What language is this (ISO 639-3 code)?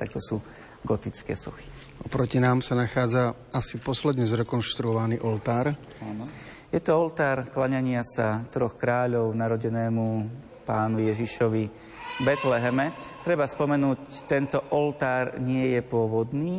slk